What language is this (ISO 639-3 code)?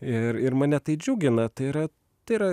lit